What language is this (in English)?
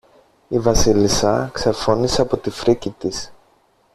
Greek